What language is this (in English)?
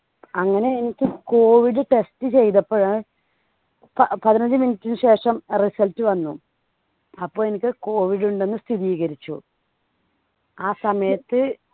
Malayalam